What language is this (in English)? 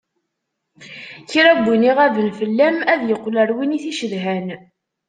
Kabyle